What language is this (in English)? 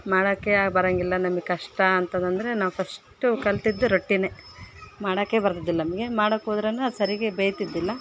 Kannada